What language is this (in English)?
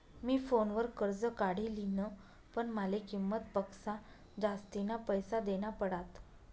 Marathi